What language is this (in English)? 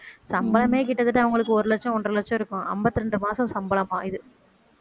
Tamil